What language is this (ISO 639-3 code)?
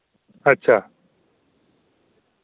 doi